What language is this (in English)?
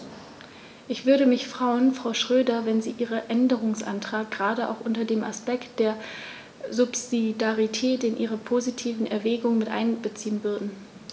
German